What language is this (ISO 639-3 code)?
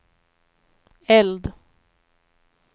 swe